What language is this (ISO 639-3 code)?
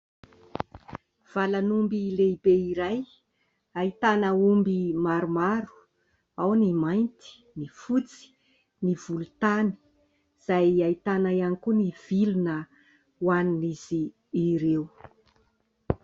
mlg